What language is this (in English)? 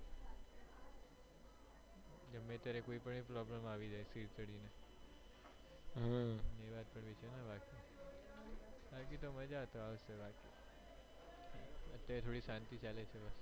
Gujarati